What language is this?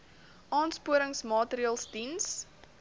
Afrikaans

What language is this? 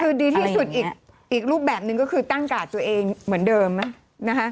Thai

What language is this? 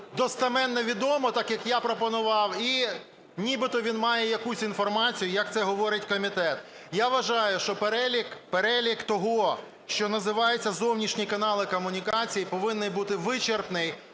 Ukrainian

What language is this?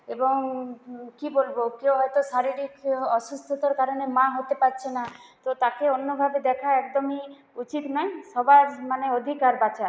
Bangla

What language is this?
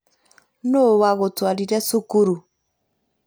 Kikuyu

